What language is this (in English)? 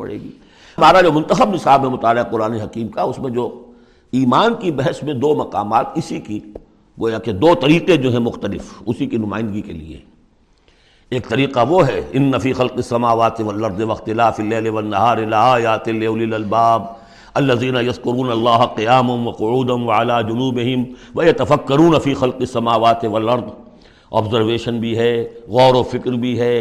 Urdu